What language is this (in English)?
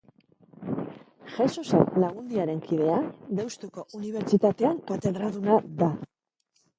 Basque